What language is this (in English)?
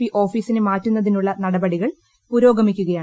Malayalam